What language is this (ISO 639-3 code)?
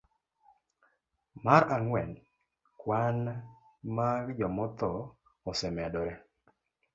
luo